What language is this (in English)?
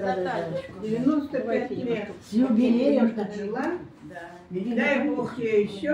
Russian